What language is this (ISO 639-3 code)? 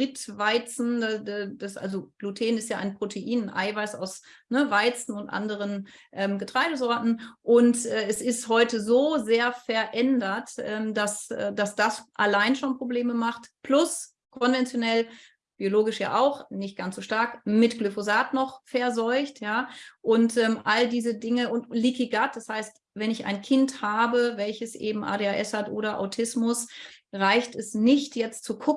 deu